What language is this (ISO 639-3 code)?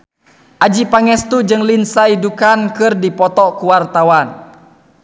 sun